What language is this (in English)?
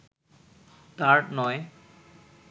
Bangla